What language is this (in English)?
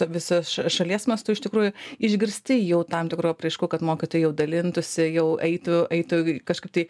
Lithuanian